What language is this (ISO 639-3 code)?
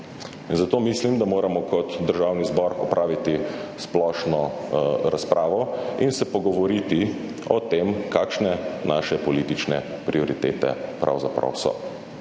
slv